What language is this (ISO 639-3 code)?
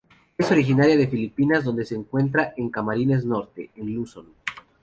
spa